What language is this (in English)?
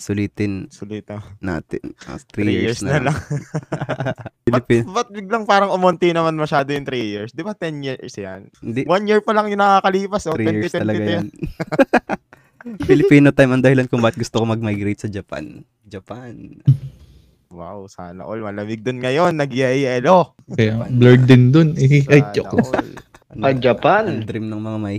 Filipino